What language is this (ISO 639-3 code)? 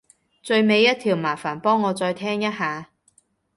yue